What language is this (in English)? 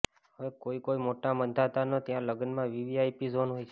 Gujarati